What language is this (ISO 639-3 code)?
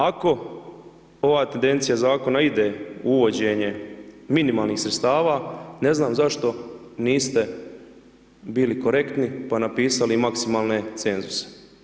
hrv